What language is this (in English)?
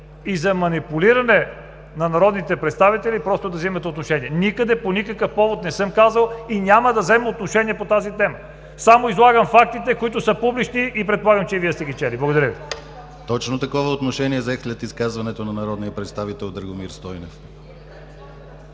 Bulgarian